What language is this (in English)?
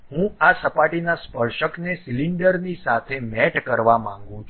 Gujarati